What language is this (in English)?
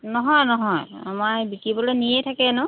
Assamese